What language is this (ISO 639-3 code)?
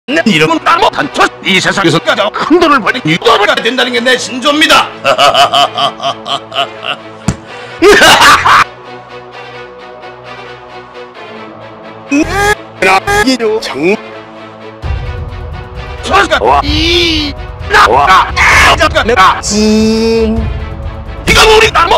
kor